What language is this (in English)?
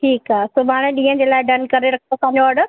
Sindhi